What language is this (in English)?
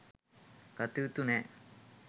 Sinhala